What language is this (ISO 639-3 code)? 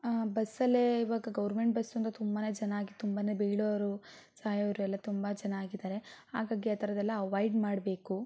kan